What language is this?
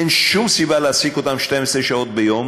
Hebrew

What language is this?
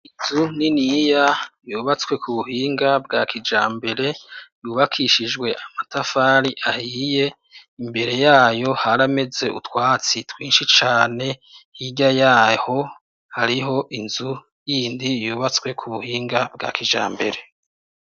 Rundi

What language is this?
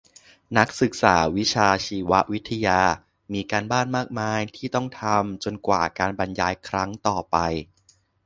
Thai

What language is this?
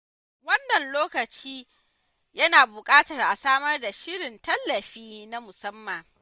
Hausa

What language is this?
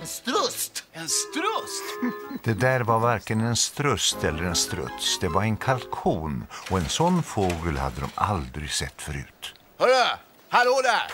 Swedish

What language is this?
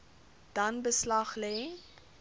Afrikaans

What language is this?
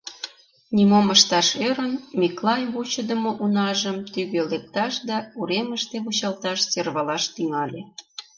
Mari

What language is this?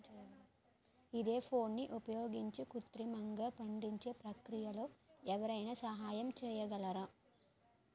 Telugu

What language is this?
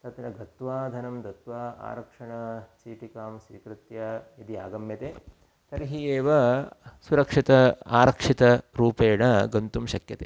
Sanskrit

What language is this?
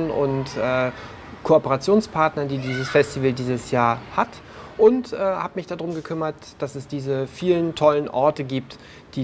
German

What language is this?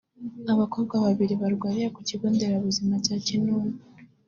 Kinyarwanda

